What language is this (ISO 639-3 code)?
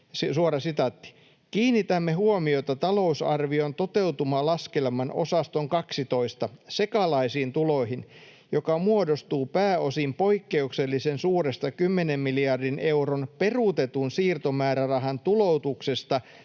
fin